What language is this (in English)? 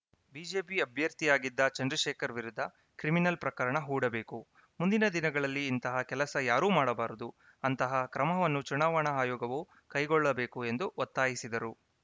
Kannada